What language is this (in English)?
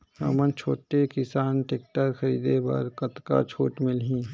Chhattisgarhi